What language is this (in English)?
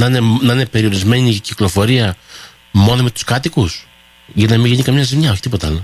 Greek